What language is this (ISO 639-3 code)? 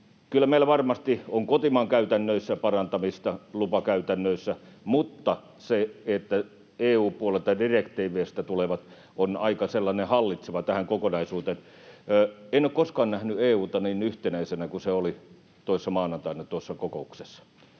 fin